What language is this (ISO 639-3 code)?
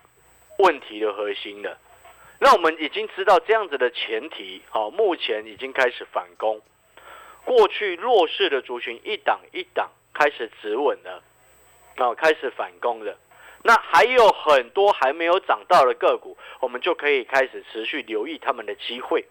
zho